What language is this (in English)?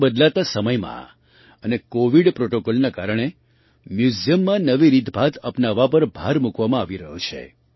Gujarati